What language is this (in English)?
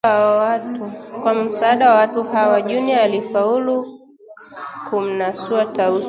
Swahili